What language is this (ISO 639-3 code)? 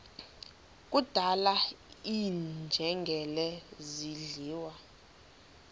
xho